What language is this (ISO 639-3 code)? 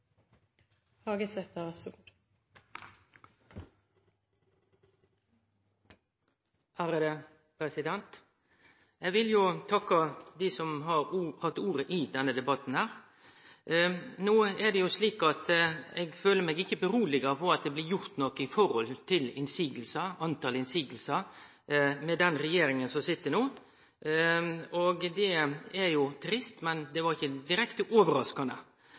nno